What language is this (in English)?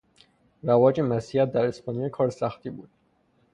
Persian